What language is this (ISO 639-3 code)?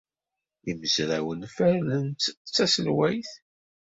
kab